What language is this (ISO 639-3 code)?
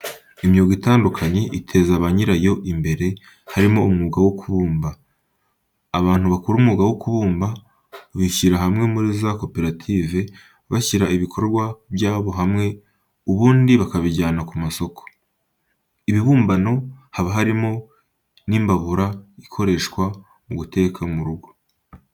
kin